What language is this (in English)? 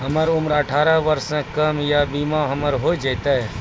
Maithili